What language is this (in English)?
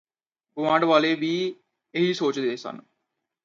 Punjabi